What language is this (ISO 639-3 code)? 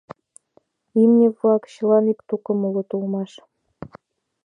chm